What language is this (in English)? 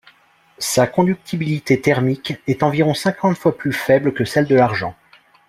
French